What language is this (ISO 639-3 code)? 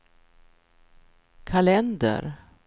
swe